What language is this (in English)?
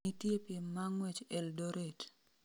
Luo (Kenya and Tanzania)